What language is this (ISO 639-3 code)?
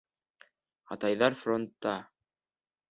bak